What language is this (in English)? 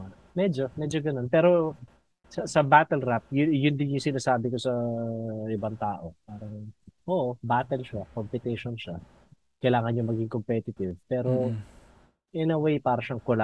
Filipino